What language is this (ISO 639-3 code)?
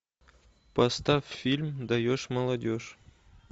rus